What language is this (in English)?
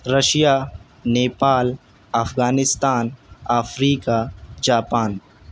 Urdu